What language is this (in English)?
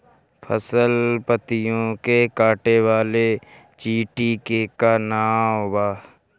Bhojpuri